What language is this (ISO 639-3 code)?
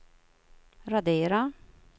swe